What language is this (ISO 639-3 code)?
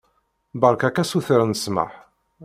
kab